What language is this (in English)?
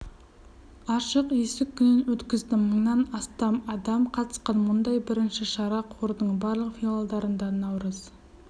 Kazakh